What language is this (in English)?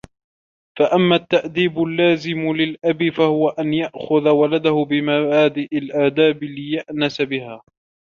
Arabic